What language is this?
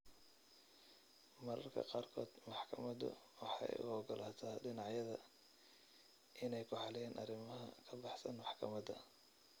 Somali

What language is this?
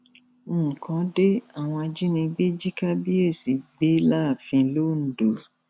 Yoruba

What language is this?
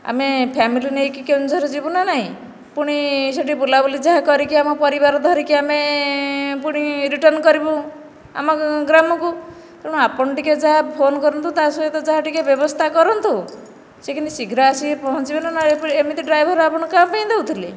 Odia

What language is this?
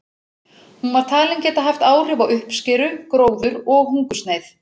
Icelandic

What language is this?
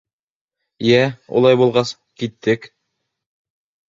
Bashkir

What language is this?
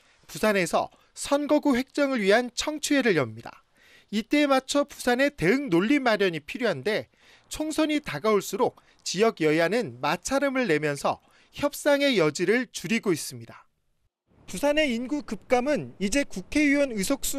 Korean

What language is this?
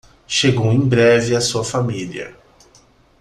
Portuguese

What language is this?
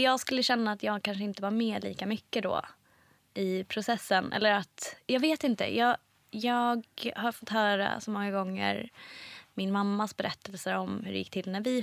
Swedish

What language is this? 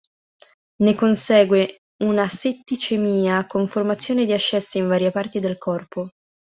Italian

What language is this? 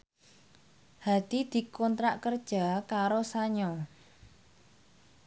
Javanese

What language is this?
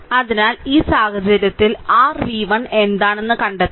Malayalam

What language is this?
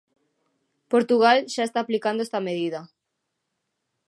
Galician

